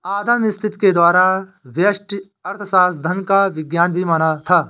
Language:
Hindi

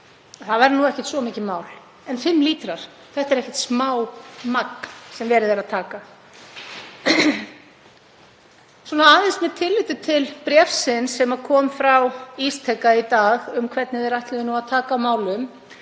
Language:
Icelandic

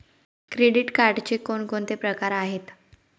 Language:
Marathi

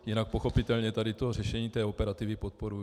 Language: Czech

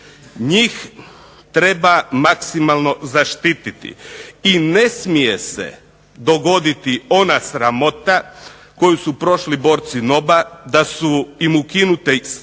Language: Croatian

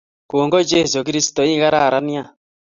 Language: Kalenjin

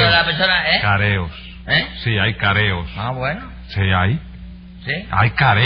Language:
Spanish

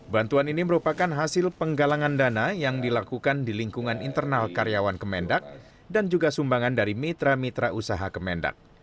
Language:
Indonesian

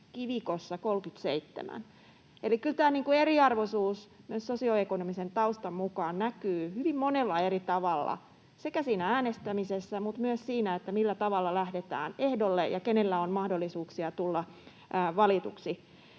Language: Finnish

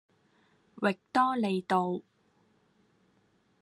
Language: Cantonese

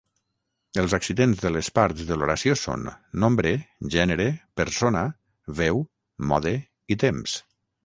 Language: Catalan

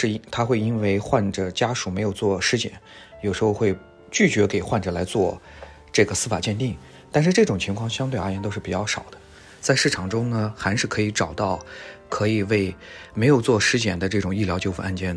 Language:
Chinese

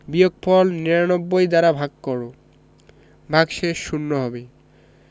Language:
Bangla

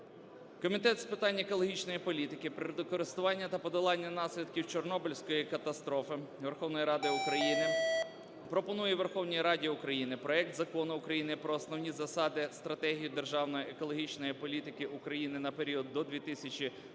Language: Ukrainian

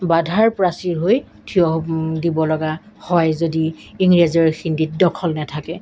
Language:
Assamese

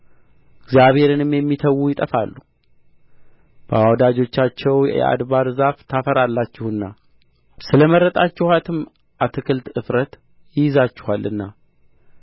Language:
Amharic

